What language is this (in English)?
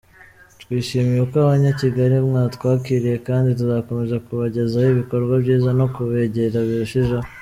Kinyarwanda